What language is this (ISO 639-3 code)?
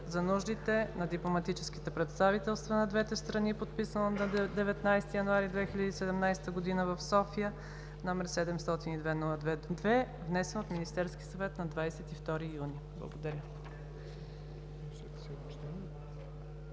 bul